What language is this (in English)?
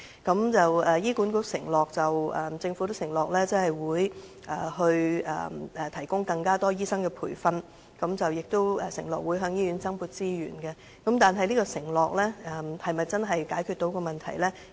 Cantonese